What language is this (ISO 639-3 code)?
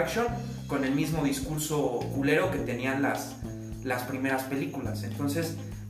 spa